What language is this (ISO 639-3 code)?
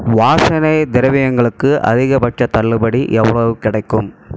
tam